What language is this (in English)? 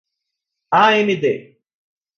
Portuguese